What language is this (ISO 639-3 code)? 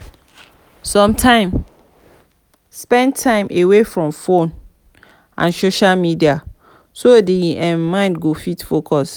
pcm